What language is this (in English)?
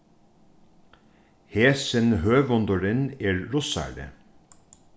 Faroese